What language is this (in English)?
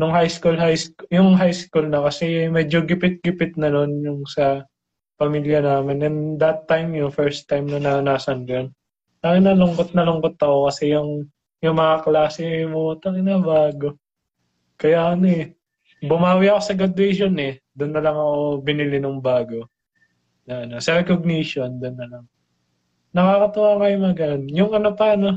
Filipino